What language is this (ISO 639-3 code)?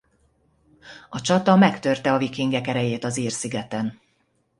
hun